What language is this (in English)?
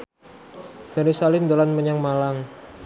Javanese